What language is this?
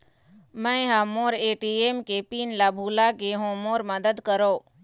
Chhattisgarhi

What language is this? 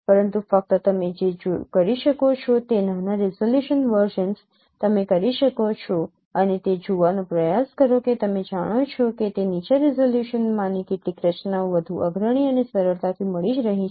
Gujarati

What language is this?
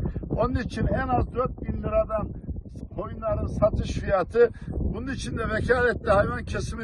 Turkish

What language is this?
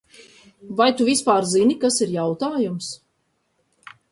Latvian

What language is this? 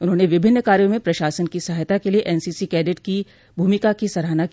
Hindi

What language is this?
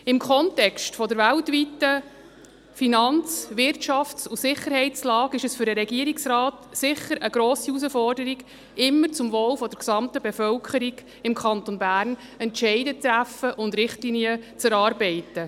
Swiss German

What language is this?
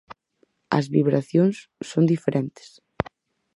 Galician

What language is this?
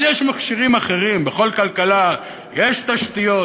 Hebrew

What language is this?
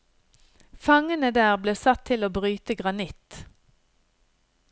Norwegian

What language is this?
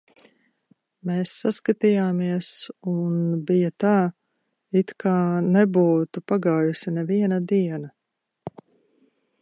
Latvian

